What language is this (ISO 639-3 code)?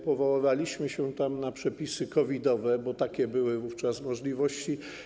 pol